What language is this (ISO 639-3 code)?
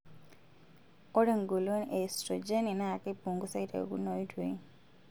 mas